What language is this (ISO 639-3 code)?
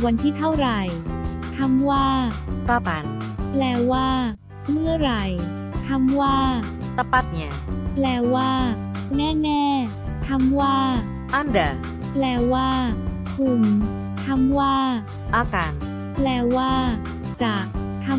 tha